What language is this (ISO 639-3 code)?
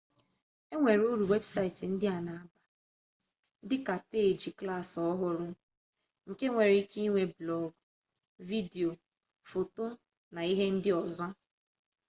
ibo